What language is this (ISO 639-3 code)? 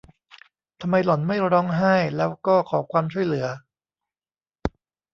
tha